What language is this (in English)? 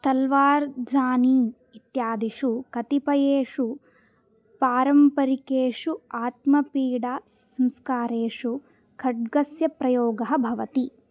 Sanskrit